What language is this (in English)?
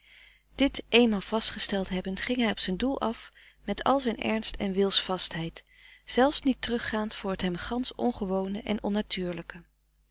Dutch